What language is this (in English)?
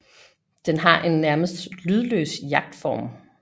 Danish